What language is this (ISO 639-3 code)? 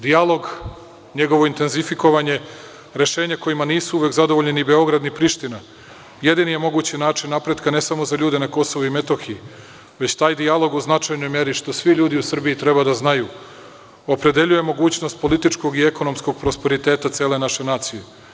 srp